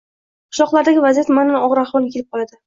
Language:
Uzbek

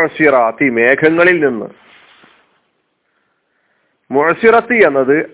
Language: Malayalam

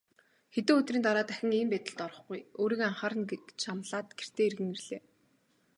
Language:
Mongolian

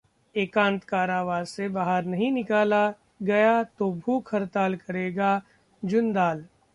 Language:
Hindi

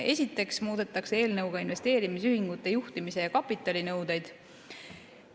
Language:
Estonian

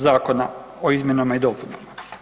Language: Croatian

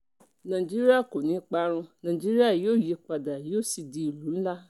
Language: Yoruba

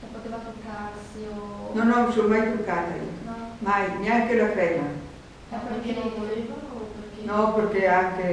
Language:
Italian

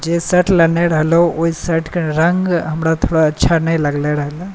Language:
Maithili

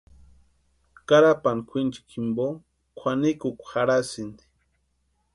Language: Western Highland Purepecha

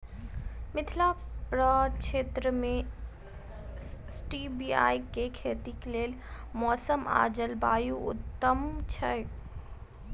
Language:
Maithili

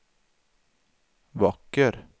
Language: Swedish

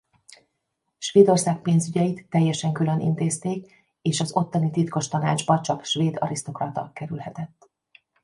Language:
Hungarian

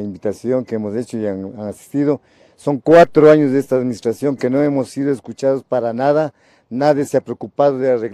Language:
Spanish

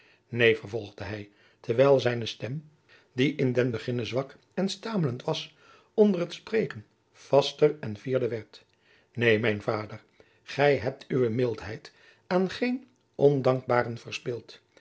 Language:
Dutch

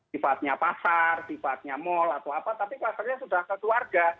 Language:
Indonesian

